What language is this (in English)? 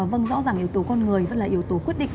Vietnamese